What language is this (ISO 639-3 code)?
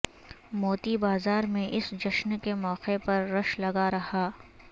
urd